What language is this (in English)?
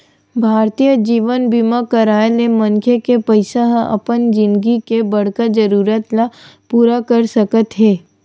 Chhattisgarhi